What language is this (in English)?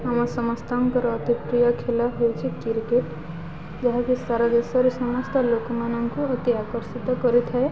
Odia